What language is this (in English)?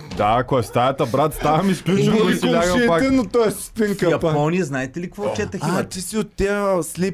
Bulgarian